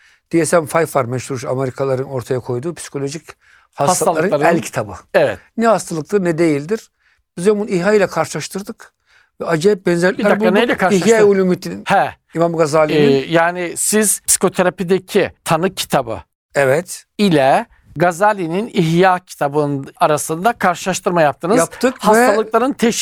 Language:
Turkish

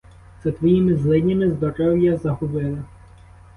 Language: Ukrainian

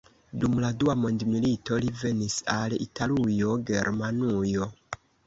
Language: Esperanto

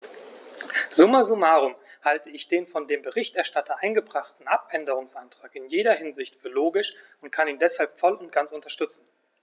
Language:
German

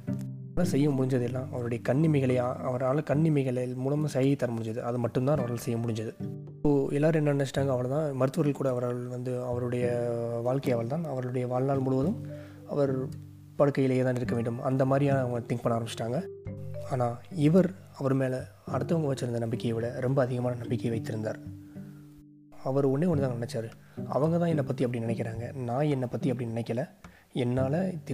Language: Tamil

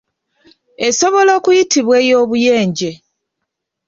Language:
Ganda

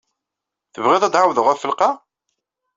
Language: Kabyle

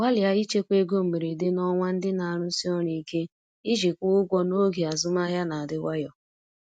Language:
Igbo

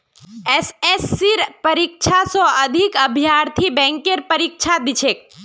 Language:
Magahi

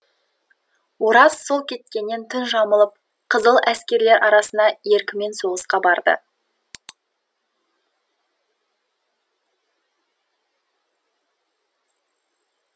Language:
Kazakh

